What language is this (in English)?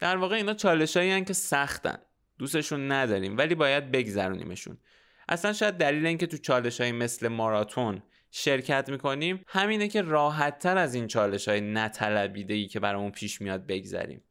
Persian